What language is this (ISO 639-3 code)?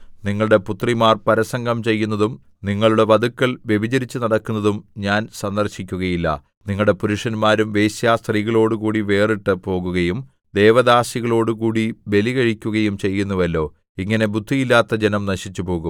mal